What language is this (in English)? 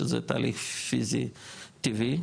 Hebrew